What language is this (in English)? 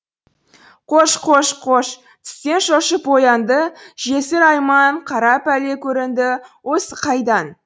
Kazakh